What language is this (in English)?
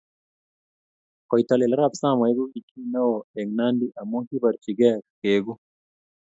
Kalenjin